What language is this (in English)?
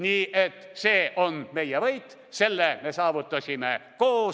Estonian